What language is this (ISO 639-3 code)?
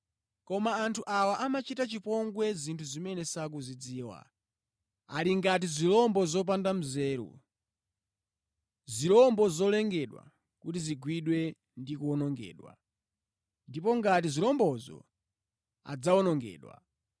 nya